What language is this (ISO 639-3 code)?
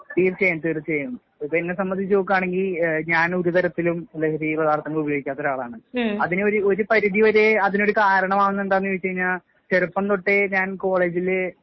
mal